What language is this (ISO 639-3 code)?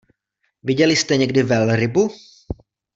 ces